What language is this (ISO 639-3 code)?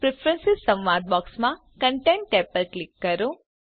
guj